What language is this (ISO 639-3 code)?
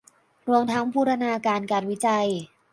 tha